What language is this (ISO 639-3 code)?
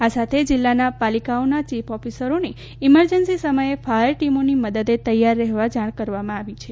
guj